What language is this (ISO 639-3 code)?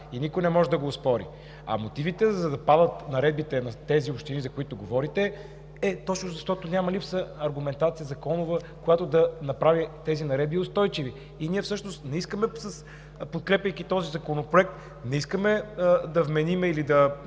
bul